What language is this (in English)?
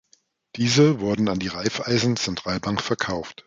German